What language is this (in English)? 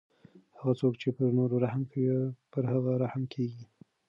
Pashto